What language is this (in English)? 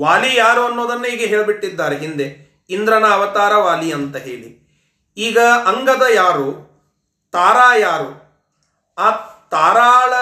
Kannada